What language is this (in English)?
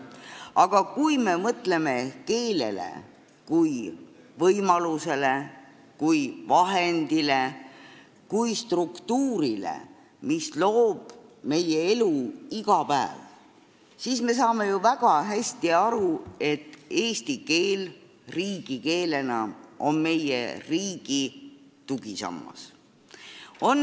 Estonian